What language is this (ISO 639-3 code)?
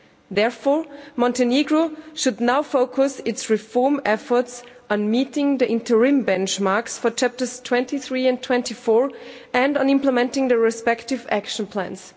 eng